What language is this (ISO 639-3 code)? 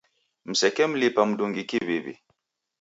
dav